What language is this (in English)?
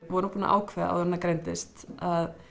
Icelandic